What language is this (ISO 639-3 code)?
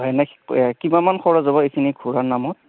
asm